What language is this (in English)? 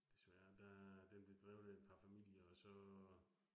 Danish